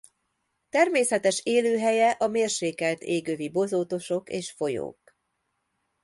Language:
Hungarian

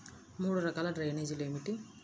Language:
Telugu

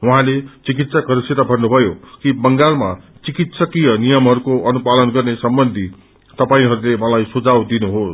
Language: Nepali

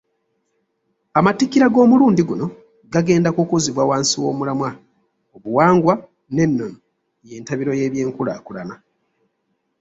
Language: Ganda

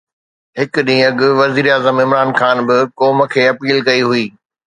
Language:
Sindhi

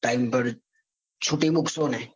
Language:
Gujarati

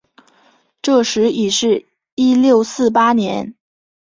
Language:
Chinese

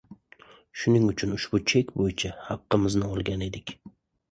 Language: Uzbek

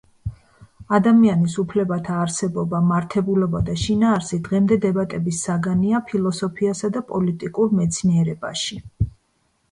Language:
Georgian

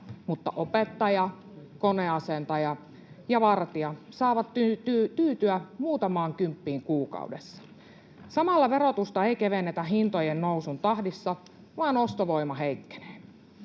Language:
Finnish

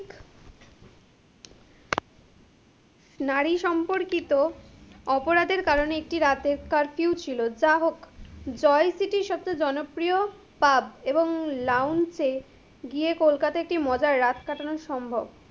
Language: Bangla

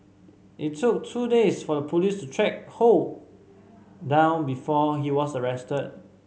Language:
English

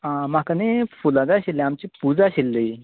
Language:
Konkani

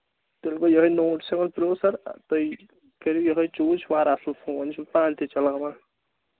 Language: Kashmiri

